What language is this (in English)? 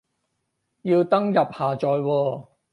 Cantonese